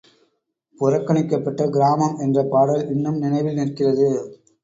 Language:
Tamil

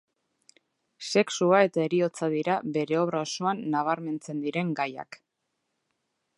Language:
Basque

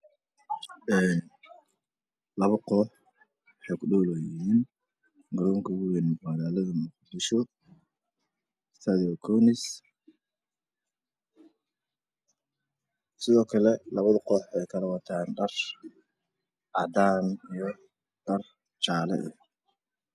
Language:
Somali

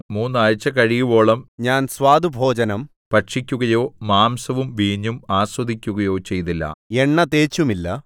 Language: Malayalam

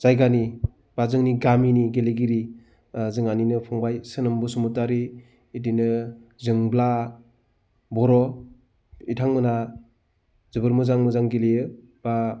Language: Bodo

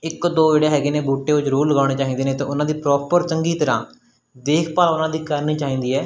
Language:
Punjabi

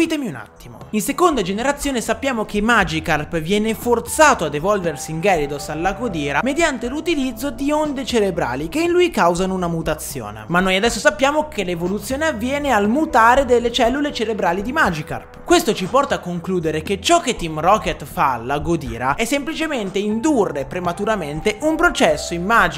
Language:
Italian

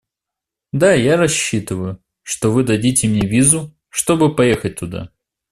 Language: Russian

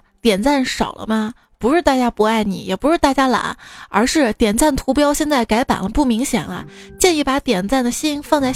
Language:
Chinese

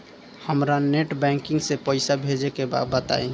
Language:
Bhojpuri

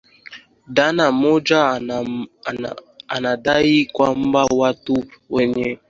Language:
Swahili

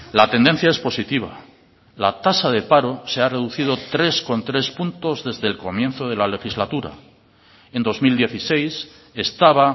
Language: Spanish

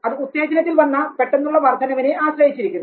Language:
Malayalam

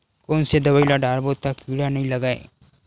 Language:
Chhattisgarhi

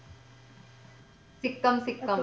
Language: Punjabi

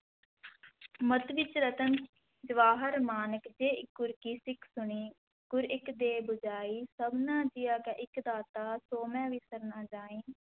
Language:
Punjabi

